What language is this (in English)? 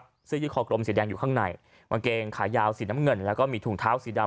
Thai